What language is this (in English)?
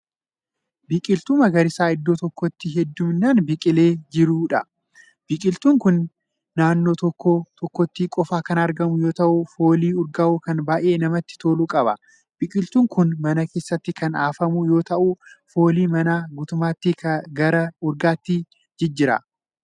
Oromo